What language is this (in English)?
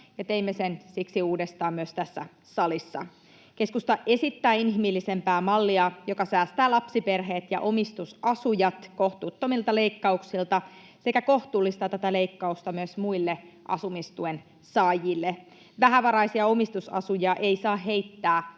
Finnish